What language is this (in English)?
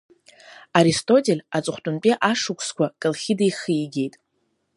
Abkhazian